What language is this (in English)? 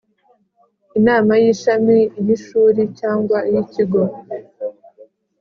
Kinyarwanda